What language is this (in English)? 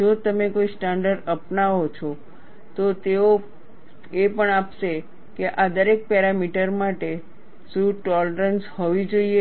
Gujarati